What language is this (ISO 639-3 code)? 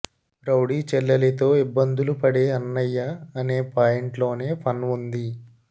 tel